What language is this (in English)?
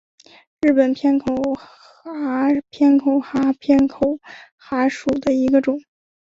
Chinese